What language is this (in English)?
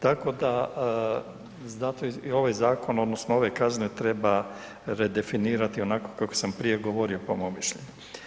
Croatian